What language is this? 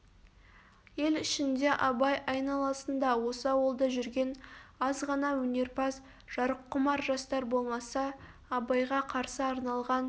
Kazakh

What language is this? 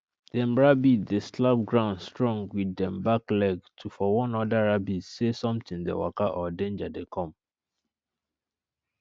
Nigerian Pidgin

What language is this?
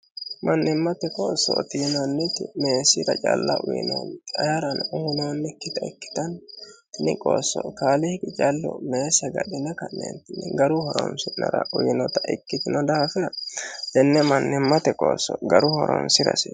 Sidamo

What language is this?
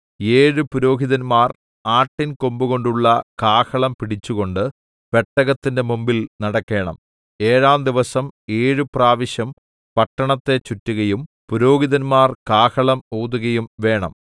Malayalam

